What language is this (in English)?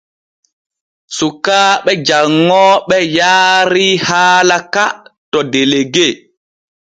Borgu Fulfulde